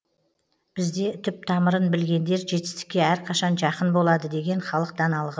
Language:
Kazakh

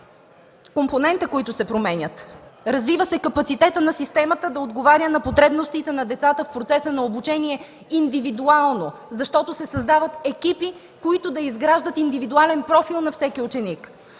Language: Bulgarian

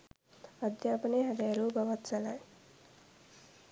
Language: Sinhala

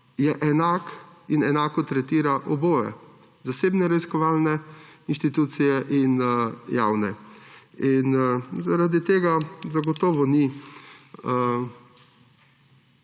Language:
Slovenian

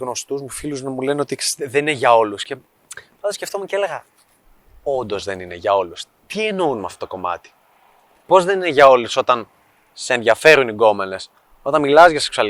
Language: Greek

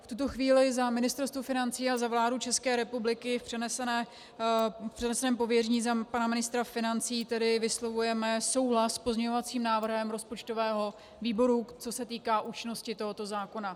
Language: Czech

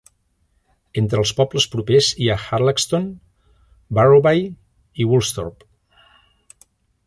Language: Catalan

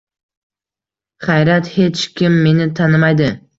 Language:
Uzbek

